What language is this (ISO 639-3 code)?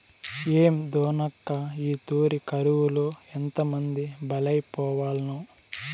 tel